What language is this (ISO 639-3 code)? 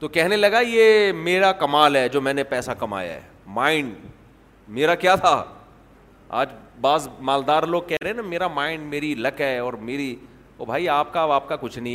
urd